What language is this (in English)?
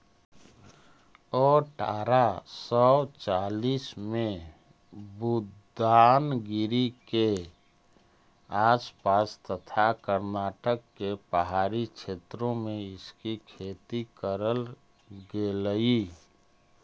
Magahi